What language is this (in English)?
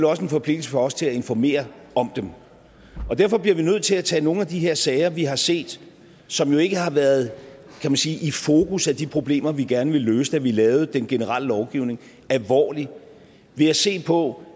Danish